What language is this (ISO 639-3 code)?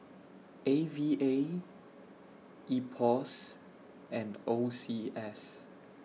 eng